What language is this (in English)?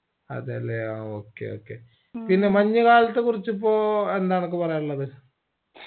Malayalam